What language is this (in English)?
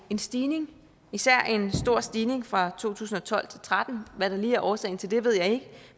Danish